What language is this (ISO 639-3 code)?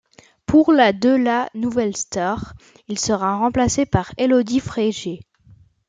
fra